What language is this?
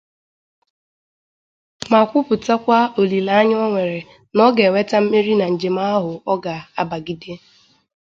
Igbo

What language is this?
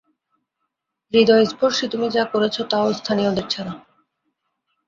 Bangla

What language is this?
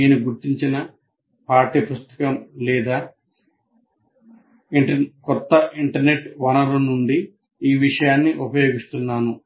Telugu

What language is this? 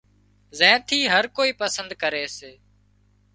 Wadiyara Koli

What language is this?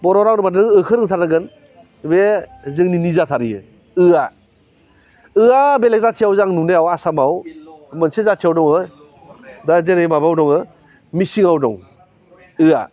Bodo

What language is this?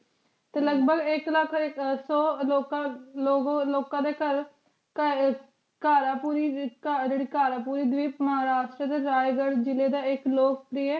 Punjabi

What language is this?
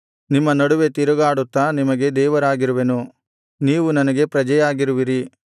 Kannada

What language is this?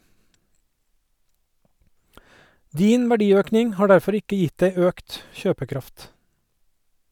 Norwegian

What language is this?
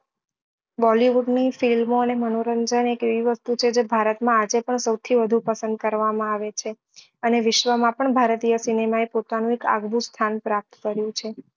Gujarati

